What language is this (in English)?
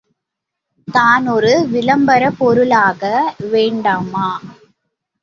Tamil